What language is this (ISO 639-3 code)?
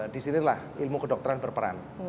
ind